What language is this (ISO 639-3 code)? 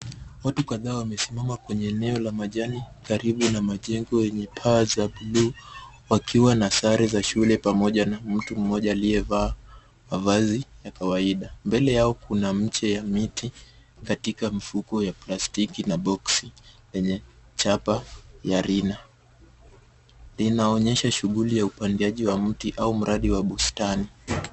swa